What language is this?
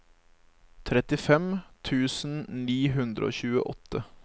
Norwegian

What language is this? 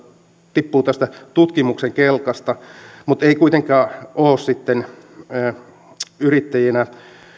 Finnish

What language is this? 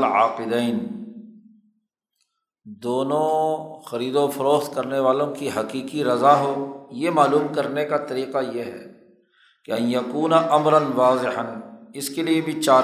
Urdu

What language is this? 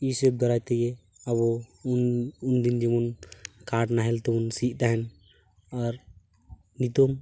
Santali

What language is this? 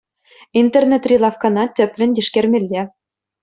Chuvash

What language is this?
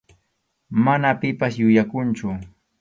Arequipa-La Unión Quechua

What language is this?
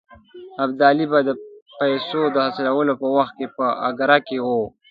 Pashto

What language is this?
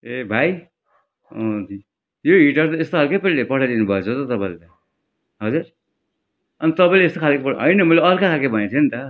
Nepali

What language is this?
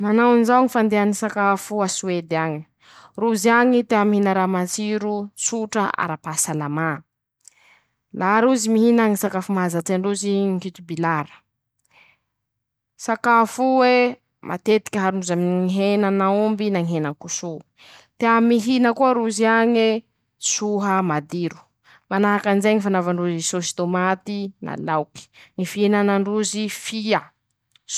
Masikoro Malagasy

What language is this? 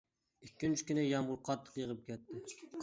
Uyghur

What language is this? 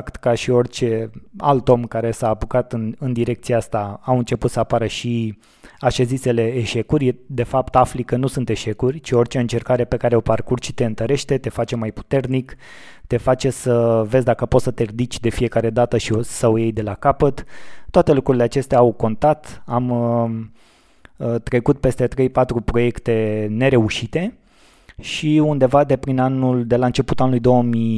Romanian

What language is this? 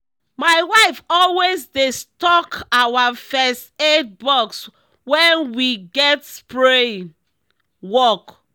Nigerian Pidgin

